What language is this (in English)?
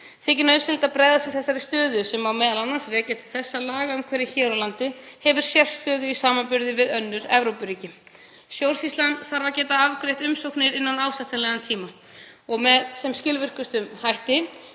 Icelandic